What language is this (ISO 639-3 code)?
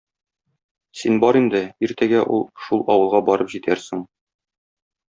tat